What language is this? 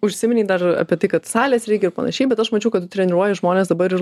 Lithuanian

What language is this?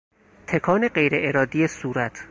Persian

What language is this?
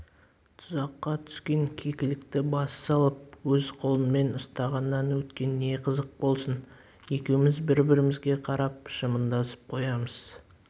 Kazakh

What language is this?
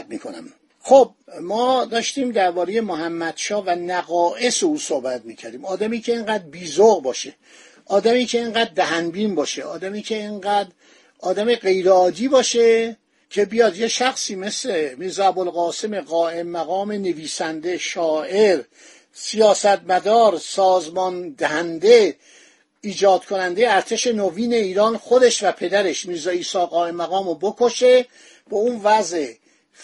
Persian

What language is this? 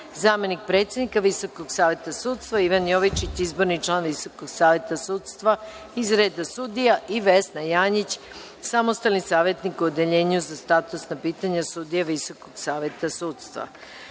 Serbian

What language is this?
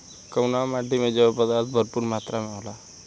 Bhojpuri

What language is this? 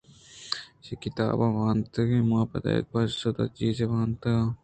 Eastern Balochi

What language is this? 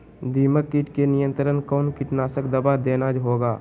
Magahi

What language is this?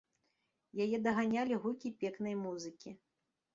Belarusian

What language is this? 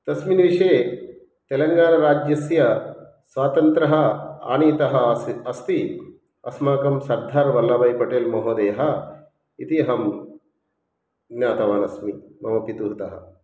Sanskrit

